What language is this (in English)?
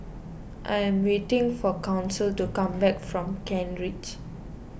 English